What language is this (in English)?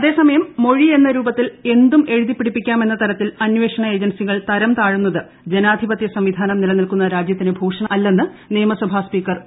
Malayalam